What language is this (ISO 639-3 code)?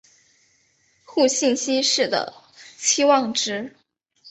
zho